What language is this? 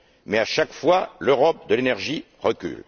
French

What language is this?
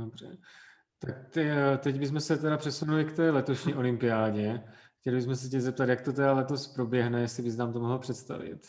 Czech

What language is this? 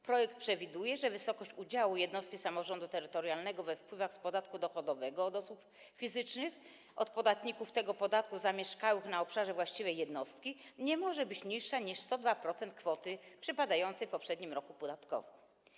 Polish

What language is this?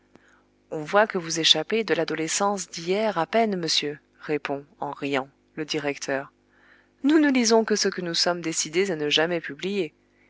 French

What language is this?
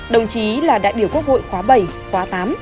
Vietnamese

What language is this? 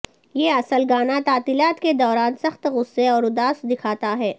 Urdu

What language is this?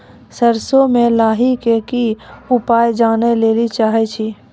Maithili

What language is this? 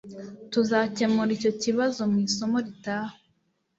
Kinyarwanda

